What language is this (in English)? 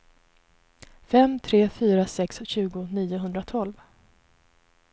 Swedish